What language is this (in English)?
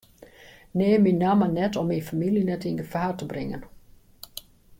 Western Frisian